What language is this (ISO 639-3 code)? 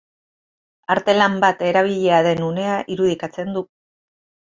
eus